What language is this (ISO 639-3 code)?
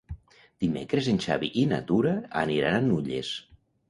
cat